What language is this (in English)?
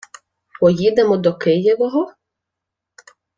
Ukrainian